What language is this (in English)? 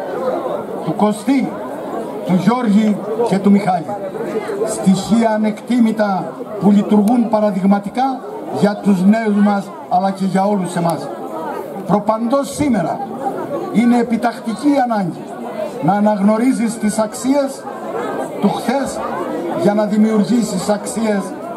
Greek